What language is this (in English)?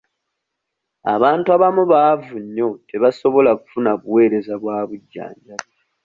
Ganda